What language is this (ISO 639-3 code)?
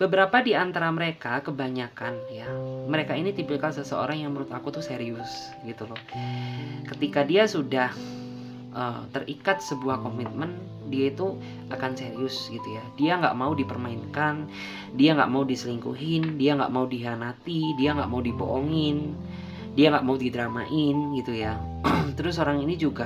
ind